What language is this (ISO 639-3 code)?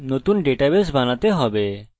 ben